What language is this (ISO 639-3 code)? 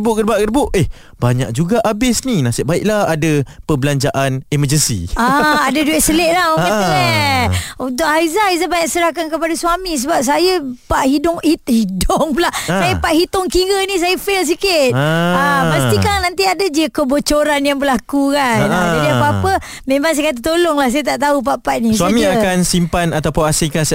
msa